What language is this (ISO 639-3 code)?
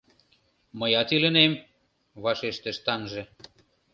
chm